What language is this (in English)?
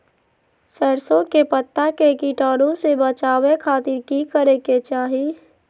Magahi